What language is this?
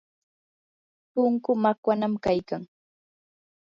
Yanahuanca Pasco Quechua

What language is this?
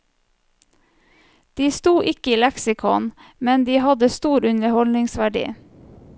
Norwegian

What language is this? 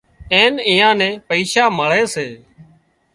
Wadiyara Koli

